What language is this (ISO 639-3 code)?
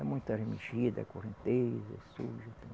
por